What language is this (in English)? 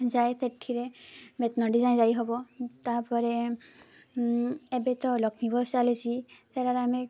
Odia